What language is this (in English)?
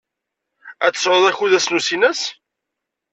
Kabyle